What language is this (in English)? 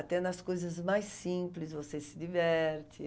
Portuguese